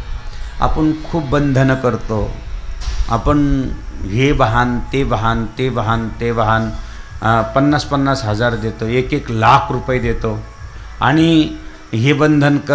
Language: Marathi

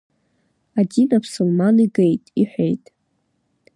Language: Abkhazian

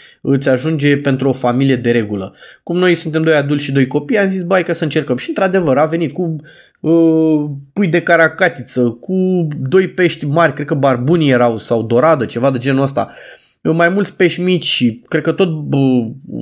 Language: Romanian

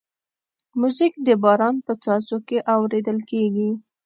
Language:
Pashto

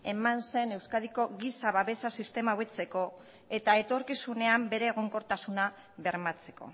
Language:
Basque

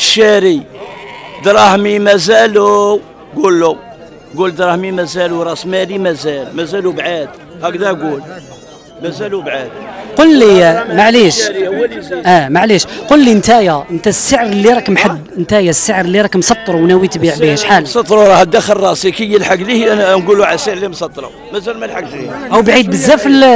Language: Arabic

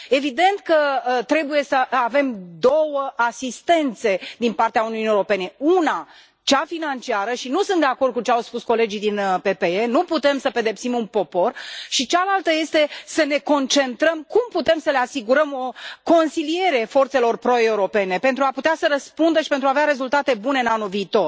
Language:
Romanian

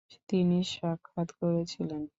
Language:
Bangla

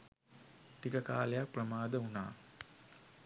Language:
Sinhala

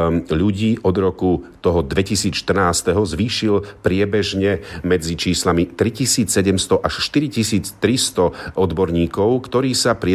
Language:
Slovak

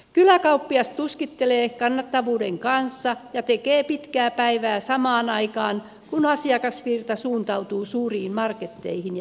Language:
Finnish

